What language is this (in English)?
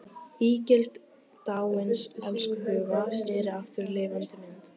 Icelandic